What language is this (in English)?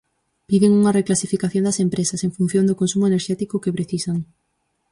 Galician